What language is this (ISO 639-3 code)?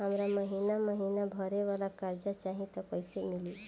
bho